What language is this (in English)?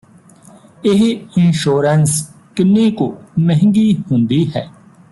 Punjabi